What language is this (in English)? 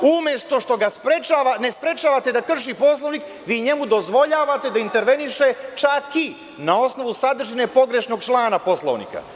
Serbian